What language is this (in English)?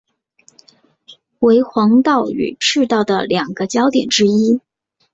Chinese